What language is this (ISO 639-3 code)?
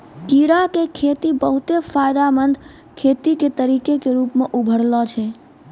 mai